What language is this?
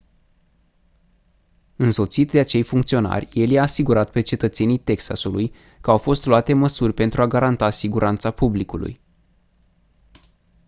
Romanian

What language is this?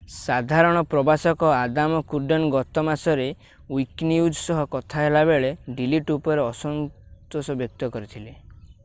Odia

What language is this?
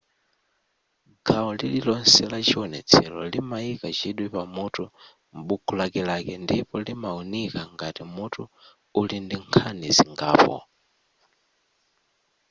Nyanja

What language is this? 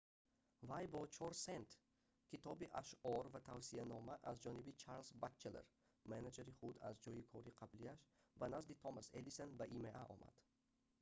Tajik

